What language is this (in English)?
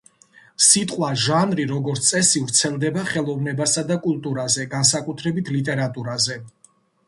Georgian